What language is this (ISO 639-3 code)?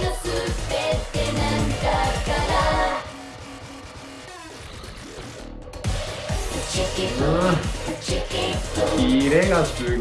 jpn